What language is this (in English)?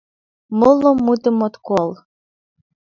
Mari